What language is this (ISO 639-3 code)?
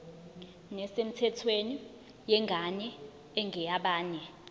zul